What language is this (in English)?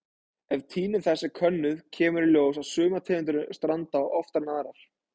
Icelandic